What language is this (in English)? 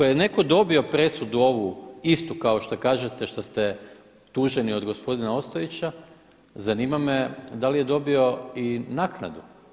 Croatian